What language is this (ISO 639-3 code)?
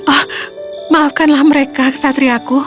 ind